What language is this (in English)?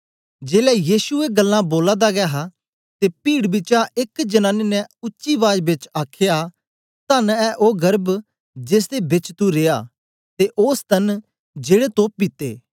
Dogri